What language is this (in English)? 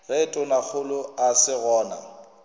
Northern Sotho